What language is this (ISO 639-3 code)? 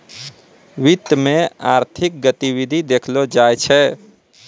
mai